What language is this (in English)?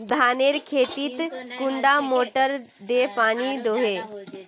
Magahi